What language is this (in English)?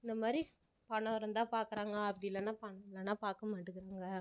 Tamil